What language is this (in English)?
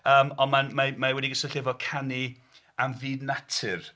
Welsh